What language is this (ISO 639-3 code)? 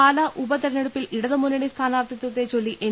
mal